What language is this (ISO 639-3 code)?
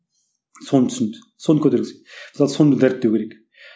kaz